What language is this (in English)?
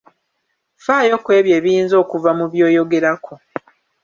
Ganda